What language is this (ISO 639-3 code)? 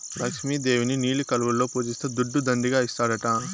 tel